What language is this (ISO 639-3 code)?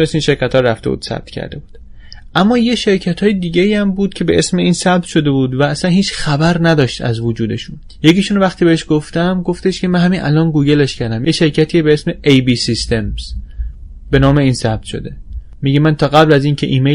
fas